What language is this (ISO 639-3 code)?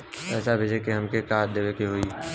bho